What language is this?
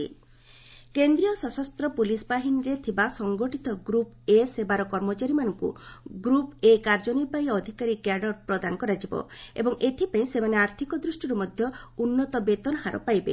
Odia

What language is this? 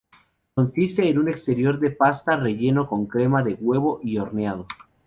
Spanish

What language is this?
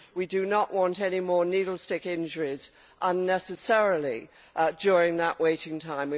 English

